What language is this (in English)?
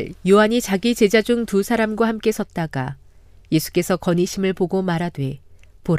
Korean